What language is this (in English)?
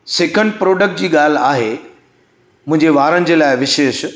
Sindhi